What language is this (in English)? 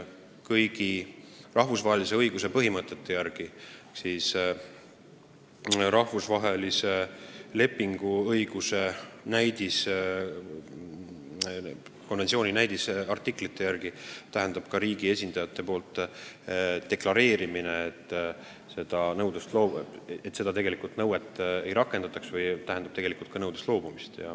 Estonian